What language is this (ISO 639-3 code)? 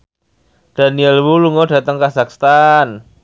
jav